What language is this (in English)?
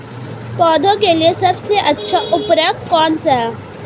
Hindi